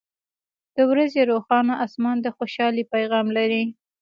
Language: Pashto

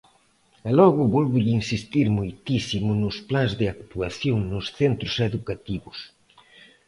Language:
Galician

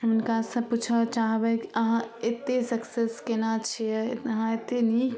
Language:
Maithili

